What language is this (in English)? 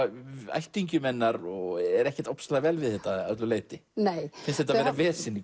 Icelandic